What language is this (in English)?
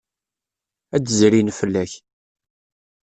Kabyle